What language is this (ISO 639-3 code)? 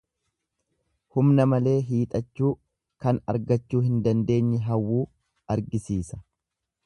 orm